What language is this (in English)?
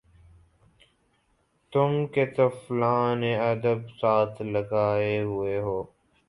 Urdu